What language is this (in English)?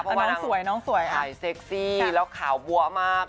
Thai